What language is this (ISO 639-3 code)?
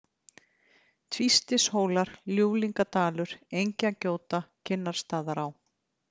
isl